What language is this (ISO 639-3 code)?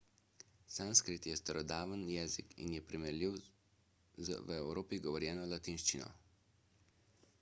slv